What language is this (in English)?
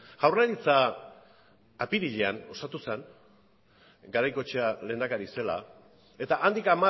Basque